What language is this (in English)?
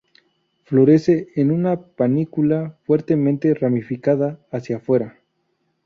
Spanish